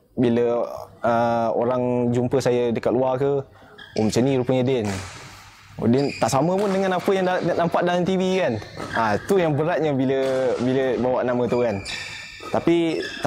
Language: Malay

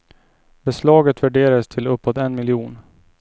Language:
Swedish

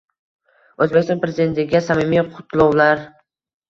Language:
Uzbek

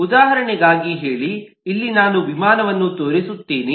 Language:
Kannada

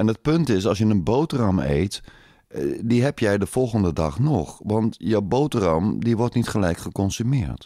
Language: Dutch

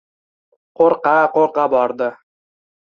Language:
Uzbek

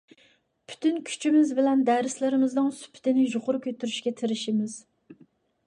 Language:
Uyghur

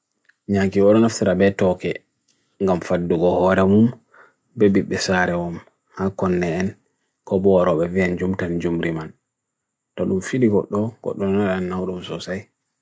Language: Bagirmi Fulfulde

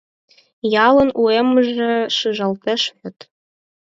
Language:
Mari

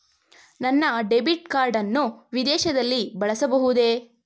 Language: Kannada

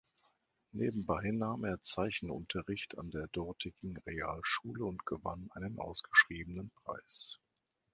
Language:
German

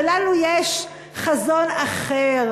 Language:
Hebrew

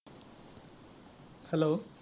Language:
Assamese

